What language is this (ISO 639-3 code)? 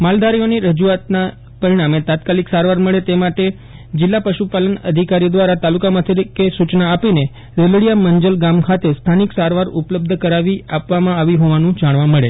guj